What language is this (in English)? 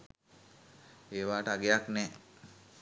Sinhala